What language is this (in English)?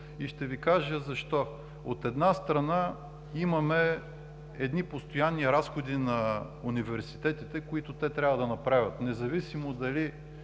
Bulgarian